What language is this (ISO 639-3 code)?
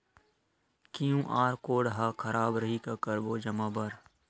hne